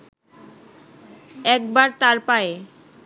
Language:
Bangla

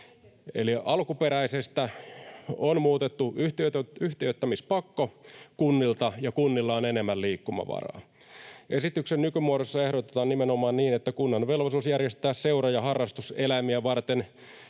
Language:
Finnish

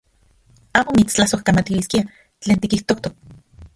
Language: Central Puebla Nahuatl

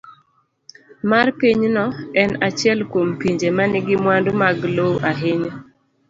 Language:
Luo (Kenya and Tanzania)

